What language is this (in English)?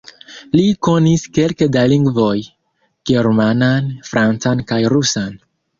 Esperanto